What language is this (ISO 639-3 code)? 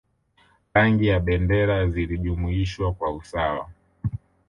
swa